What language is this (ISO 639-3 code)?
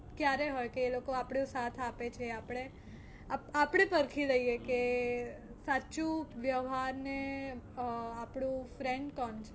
guj